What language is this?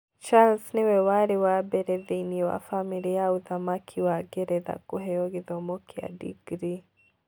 Kikuyu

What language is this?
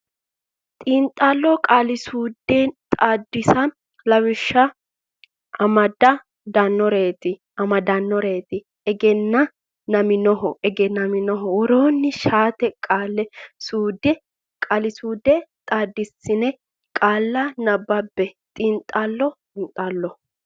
Sidamo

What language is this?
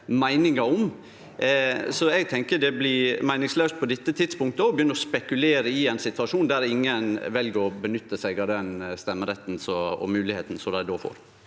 Norwegian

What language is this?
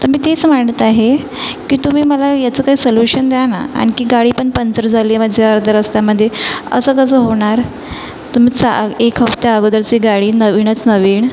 Marathi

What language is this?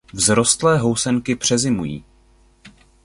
Czech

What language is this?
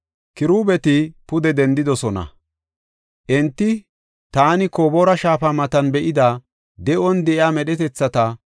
Gofa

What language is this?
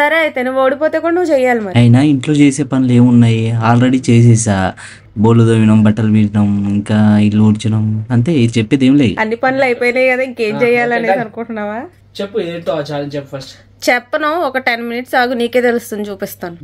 Telugu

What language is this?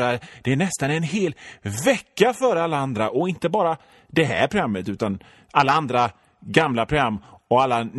Swedish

